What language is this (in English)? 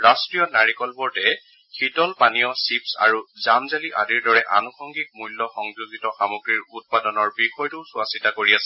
Assamese